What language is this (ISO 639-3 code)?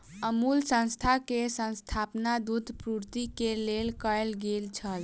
mai